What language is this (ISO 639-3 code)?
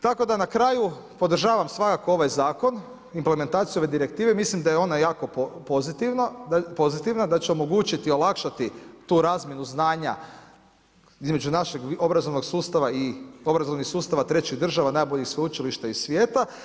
hrv